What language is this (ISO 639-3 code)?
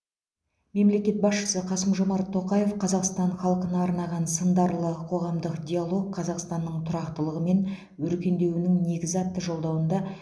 kaz